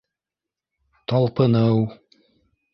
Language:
Bashkir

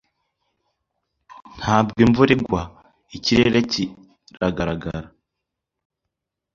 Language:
Kinyarwanda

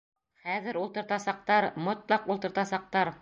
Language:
Bashkir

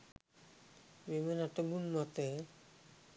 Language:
Sinhala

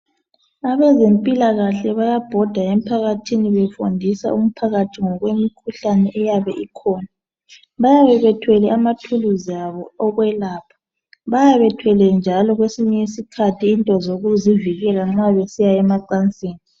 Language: North Ndebele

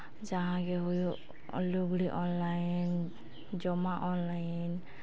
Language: Santali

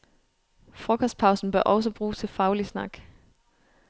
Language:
Danish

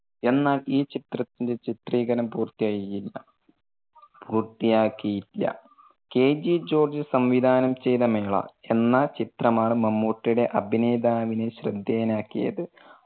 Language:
Malayalam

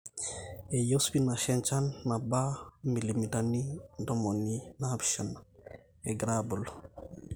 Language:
Masai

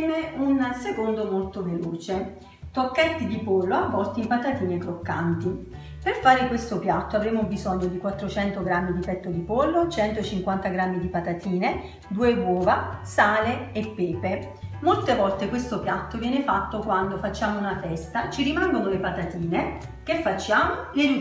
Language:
Italian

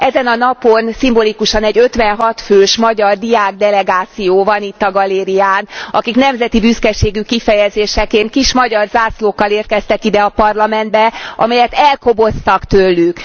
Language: Hungarian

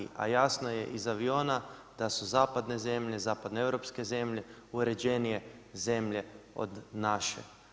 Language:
Croatian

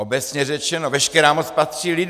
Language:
Czech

